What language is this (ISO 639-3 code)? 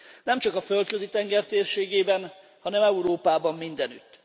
hun